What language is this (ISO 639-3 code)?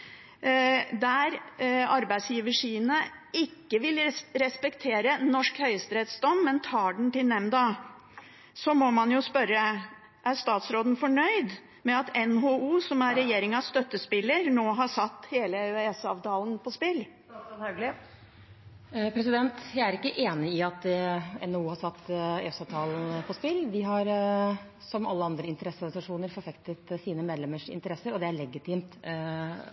nob